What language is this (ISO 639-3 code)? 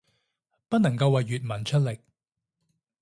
yue